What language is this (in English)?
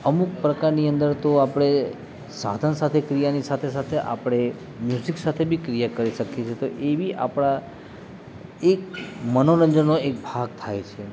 Gujarati